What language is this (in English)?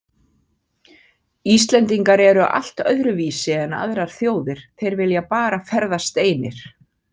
Icelandic